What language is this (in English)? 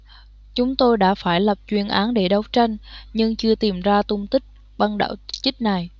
Vietnamese